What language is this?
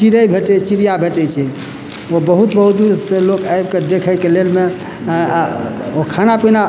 Maithili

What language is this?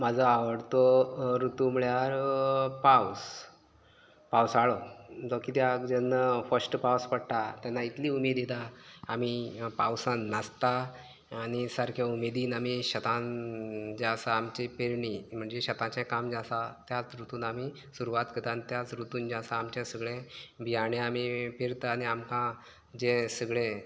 Konkani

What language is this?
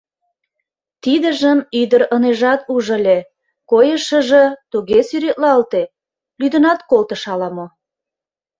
Mari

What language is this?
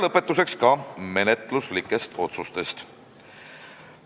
Estonian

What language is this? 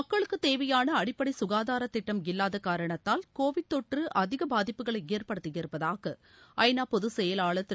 Tamil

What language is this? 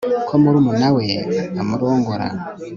Kinyarwanda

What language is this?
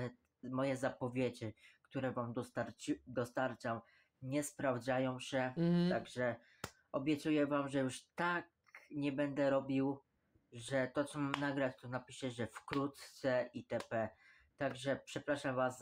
Polish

